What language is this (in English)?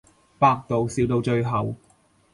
Cantonese